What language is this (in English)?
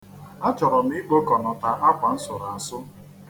Igbo